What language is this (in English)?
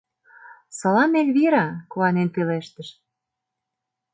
Mari